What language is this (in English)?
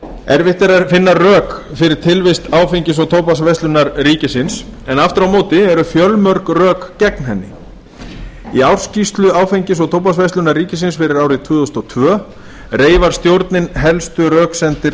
Icelandic